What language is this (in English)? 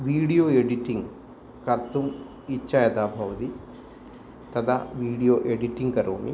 Sanskrit